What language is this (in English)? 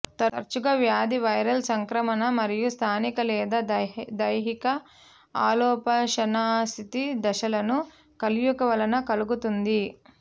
Telugu